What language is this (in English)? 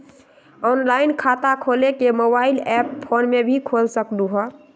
Magahi